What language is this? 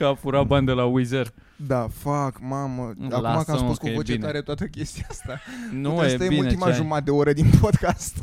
Romanian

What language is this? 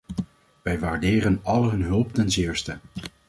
Dutch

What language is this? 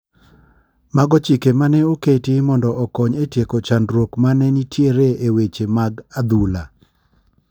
Luo (Kenya and Tanzania)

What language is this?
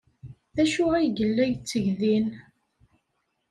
Kabyle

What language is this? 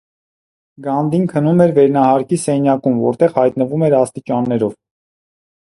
Armenian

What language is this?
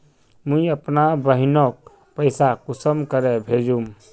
Magahi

